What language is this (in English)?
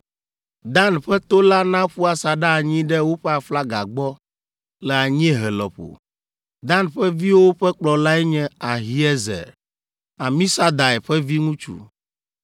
Ewe